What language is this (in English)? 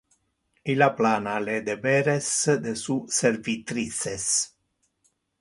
Interlingua